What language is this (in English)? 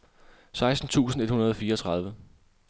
Danish